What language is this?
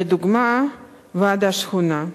Hebrew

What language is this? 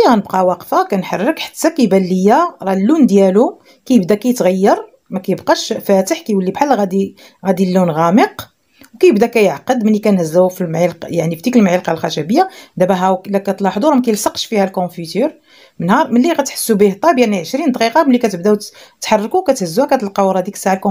Arabic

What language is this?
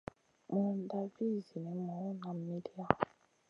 Masana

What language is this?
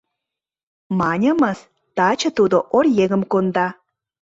Mari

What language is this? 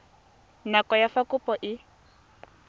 Tswana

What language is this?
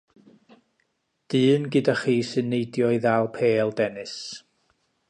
Welsh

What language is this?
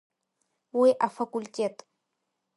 Abkhazian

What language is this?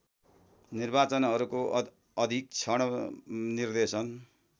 Nepali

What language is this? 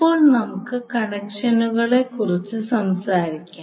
Malayalam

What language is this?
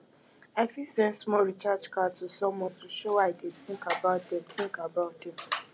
Nigerian Pidgin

